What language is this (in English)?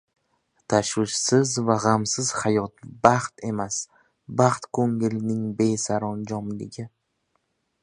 Uzbek